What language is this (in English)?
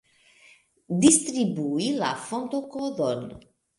Esperanto